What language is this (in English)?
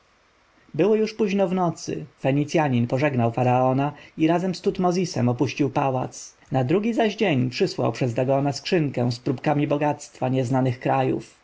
Polish